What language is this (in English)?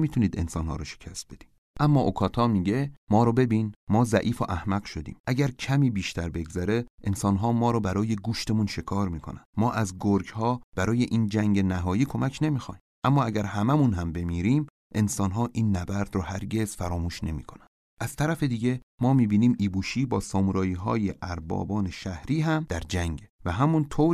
Persian